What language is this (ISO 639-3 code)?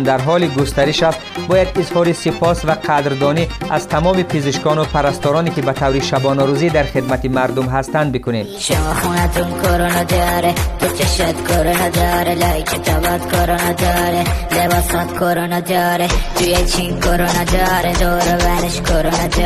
fas